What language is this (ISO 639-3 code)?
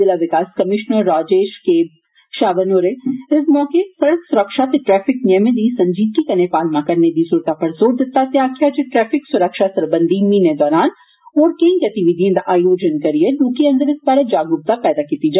doi